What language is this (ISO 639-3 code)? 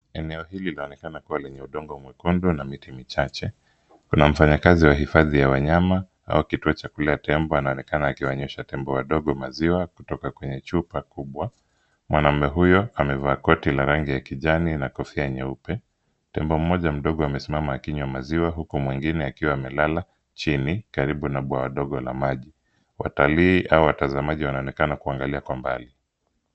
swa